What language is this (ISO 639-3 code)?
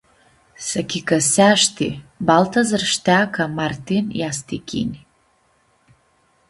rup